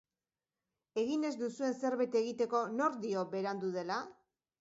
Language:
Basque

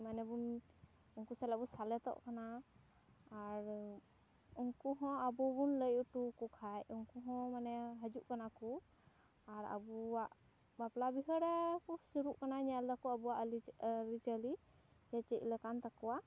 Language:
Santali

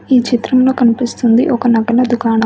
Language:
Telugu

